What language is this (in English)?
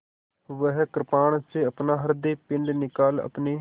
Hindi